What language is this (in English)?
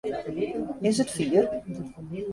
Western Frisian